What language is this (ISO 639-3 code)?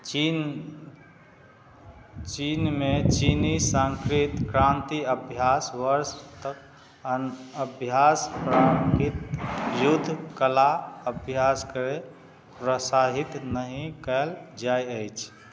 mai